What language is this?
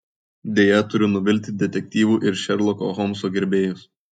Lithuanian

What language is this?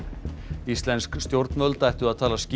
Icelandic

